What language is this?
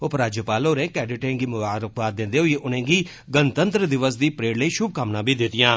Dogri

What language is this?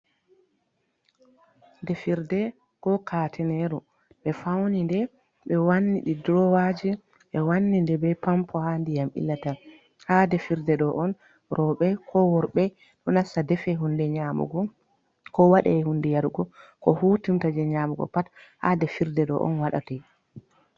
Fula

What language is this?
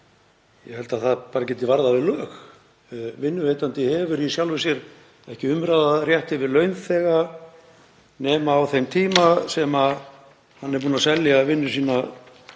Icelandic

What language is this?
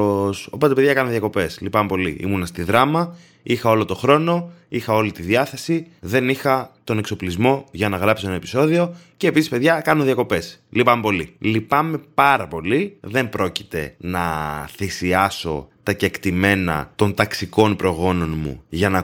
Greek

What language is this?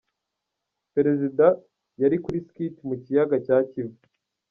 Kinyarwanda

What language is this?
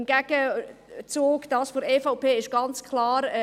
Swiss German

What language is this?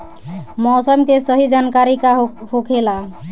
Bhojpuri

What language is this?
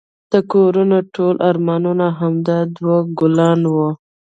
Pashto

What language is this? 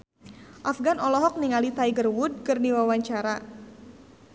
Sundanese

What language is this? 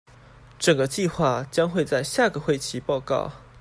Chinese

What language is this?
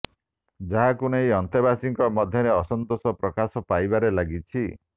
Odia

